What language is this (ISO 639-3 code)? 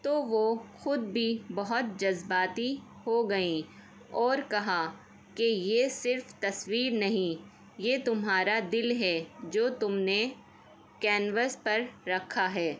urd